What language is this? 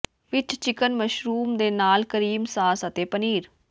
Punjabi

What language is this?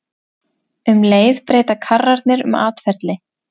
Icelandic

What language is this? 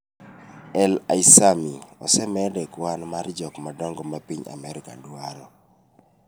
Luo (Kenya and Tanzania)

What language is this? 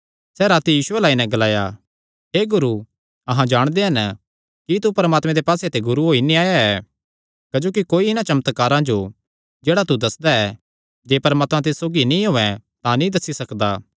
Kangri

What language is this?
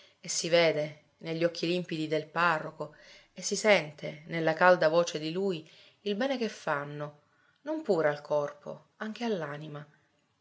Italian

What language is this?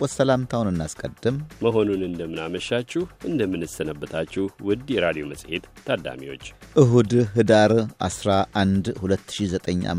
Amharic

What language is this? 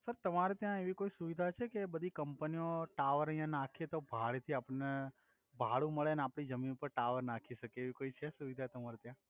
Gujarati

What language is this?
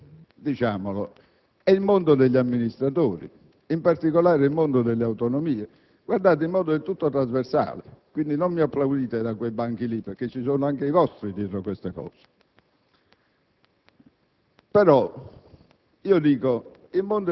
Italian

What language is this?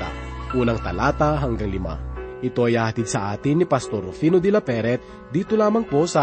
Filipino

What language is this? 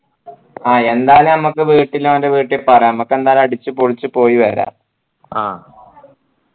Malayalam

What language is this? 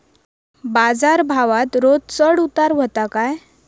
Marathi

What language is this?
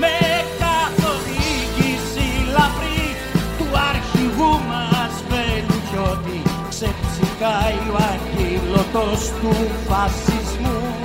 Greek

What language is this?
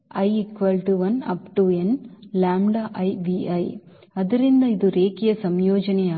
Kannada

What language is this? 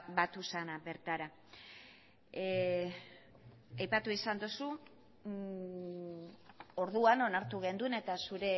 Basque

